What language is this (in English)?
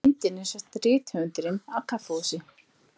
Icelandic